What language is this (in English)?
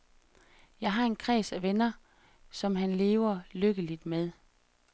Danish